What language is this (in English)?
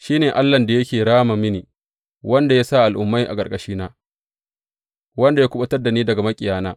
Hausa